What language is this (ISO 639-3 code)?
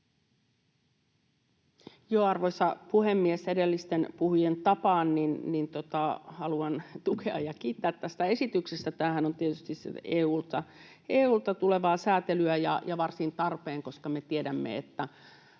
fin